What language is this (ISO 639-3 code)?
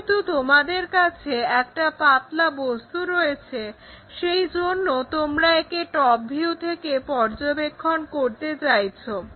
ben